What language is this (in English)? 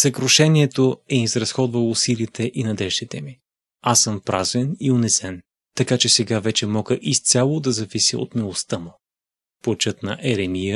Bulgarian